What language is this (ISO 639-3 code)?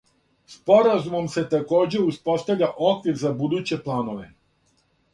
srp